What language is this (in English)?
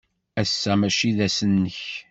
Kabyle